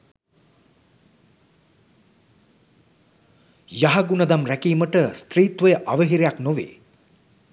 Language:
Sinhala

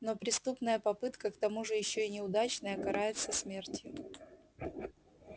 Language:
Russian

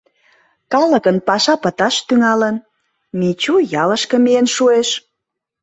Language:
Mari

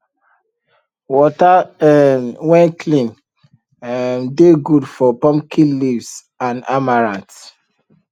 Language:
Nigerian Pidgin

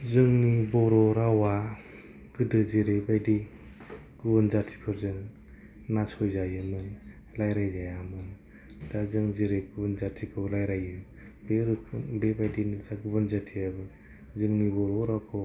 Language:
Bodo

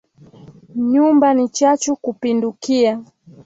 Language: Swahili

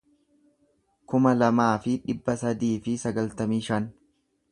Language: Oromo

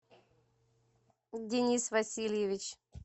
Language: Russian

